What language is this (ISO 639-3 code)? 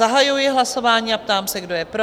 ces